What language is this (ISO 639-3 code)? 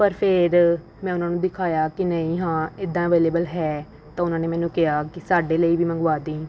pan